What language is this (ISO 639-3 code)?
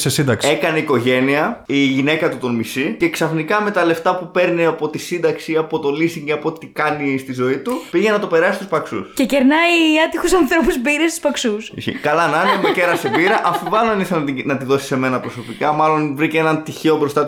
ell